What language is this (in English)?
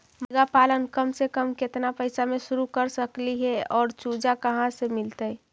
Magahi